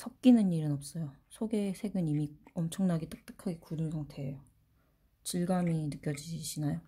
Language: Korean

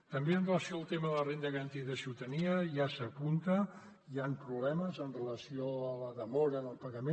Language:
Catalan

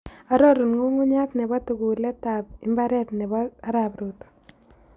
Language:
Kalenjin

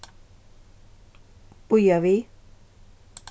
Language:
Faroese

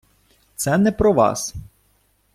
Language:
Ukrainian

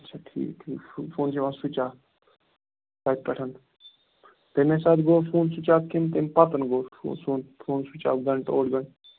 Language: Kashmiri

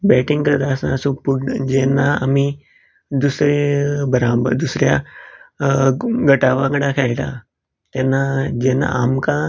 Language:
Konkani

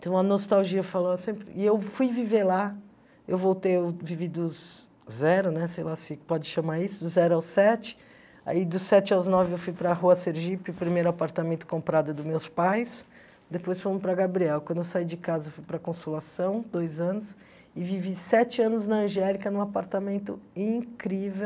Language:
Portuguese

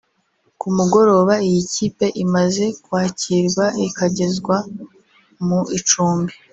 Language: Kinyarwanda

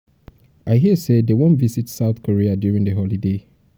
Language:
Nigerian Pidgin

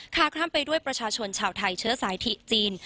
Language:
Thai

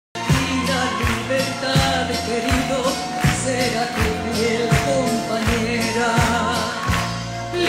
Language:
Spanish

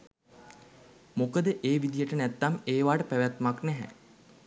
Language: Sinhala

